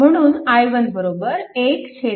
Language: Marathi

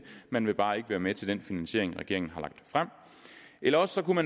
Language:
Danish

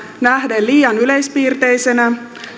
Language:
Finnish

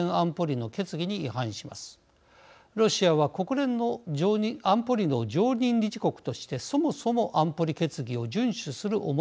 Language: Japanese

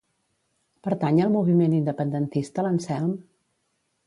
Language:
Catalan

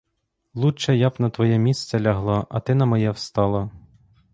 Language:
Ukrainian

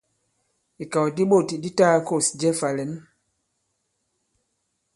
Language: Bankon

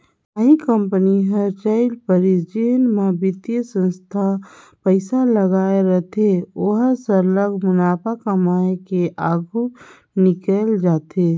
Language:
Chhattisgarhi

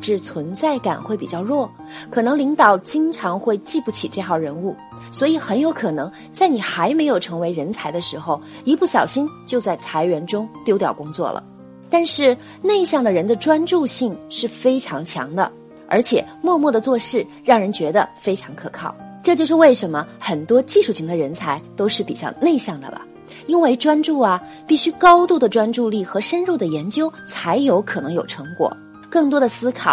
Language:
Chinese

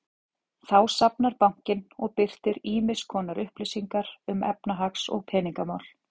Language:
Icelandic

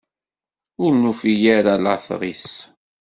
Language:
Kabyle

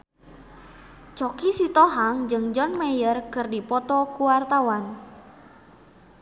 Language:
Sundanese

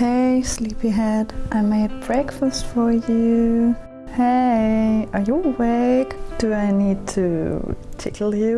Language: English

